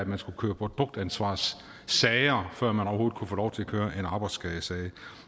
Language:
Danish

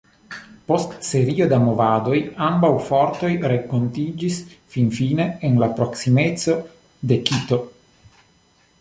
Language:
Esperanto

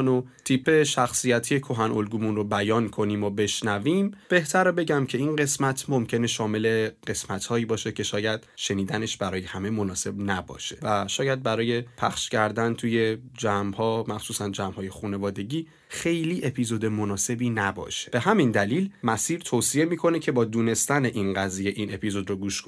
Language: Persian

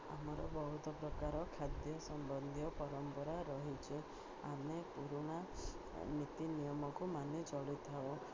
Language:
Odia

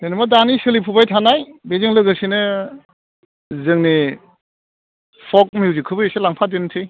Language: Bodo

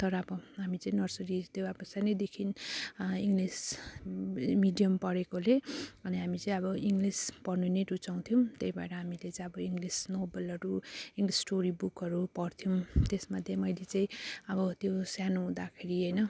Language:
Nepali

